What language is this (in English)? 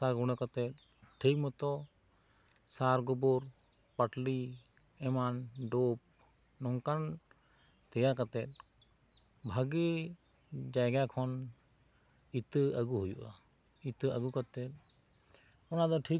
Santali